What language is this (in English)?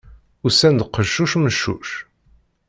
Kabyle